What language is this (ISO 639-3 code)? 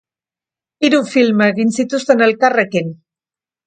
eus